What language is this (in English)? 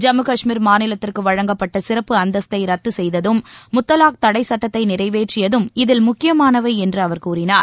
Tamil